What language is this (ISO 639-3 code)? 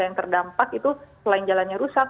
ind